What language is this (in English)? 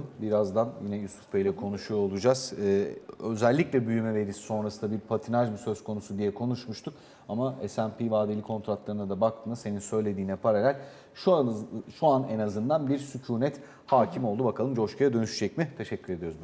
Turkish